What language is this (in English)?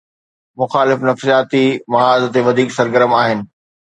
Sindhi